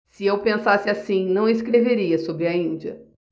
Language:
Portuguese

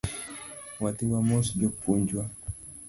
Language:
Luo (Kenya and Tanzania)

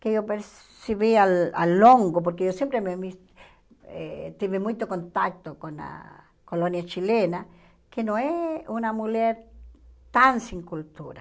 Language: Portuguese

